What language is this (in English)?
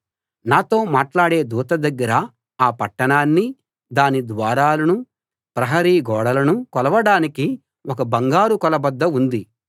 Telugu